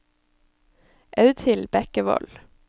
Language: Norwegian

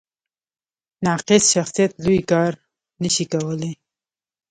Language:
Pashto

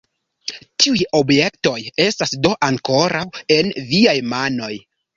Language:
Esperanto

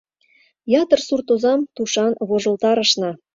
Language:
Mari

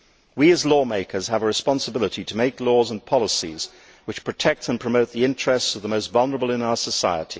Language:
English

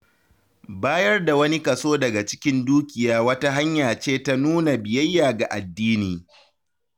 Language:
Hausa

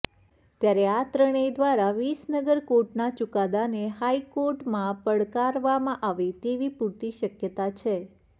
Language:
Gujarati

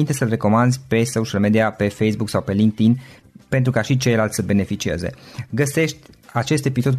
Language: Romanian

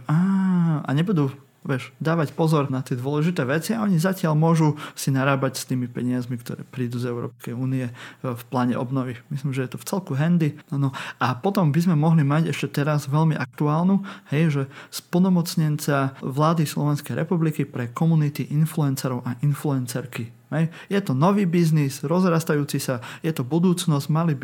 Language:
Slovak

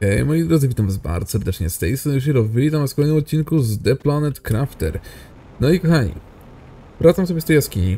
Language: Polish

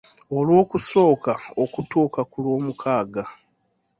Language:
Ganda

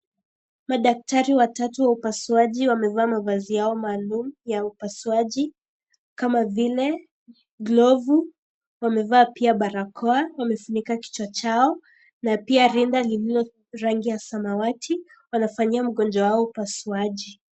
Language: Swahili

